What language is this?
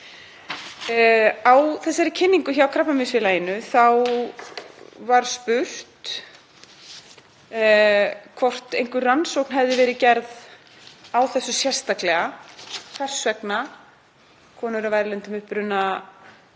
Icelandic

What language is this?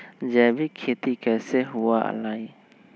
Magahi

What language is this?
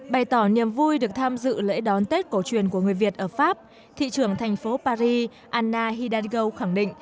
Vietnamese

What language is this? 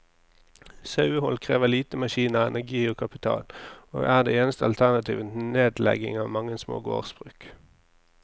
Norwegian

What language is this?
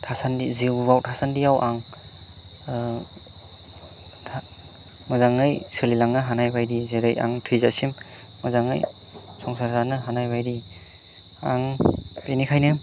Bodo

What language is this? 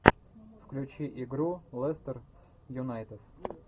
Russian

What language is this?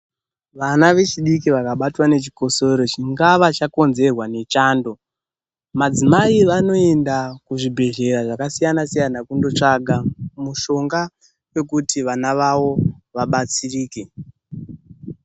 Ndau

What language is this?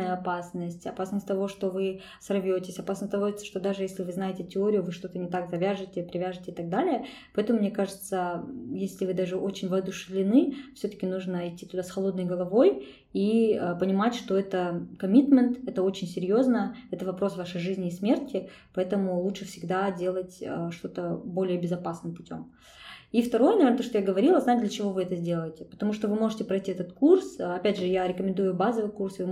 Russian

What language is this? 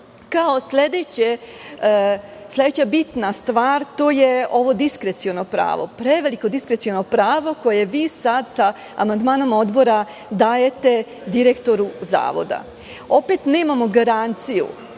Serbian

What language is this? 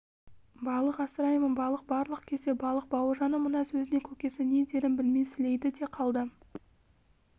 Kazakh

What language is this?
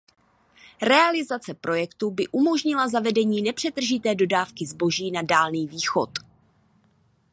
Czech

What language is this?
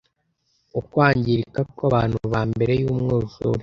Kinyarwanda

